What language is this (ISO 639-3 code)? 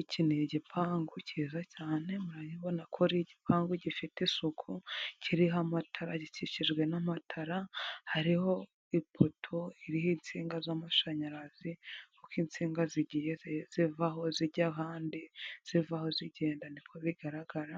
kin